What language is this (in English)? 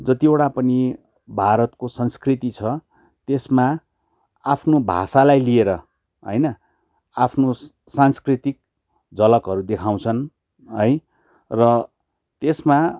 Nepali